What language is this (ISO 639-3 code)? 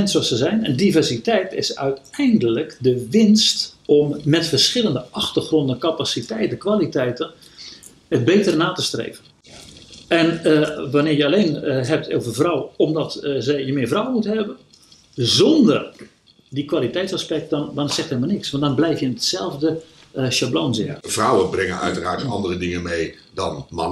nld